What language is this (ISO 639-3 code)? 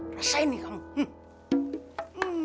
ind